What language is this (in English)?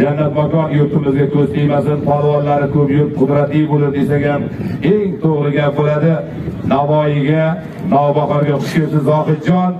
Turkish